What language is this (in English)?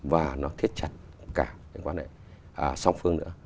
Vietnamese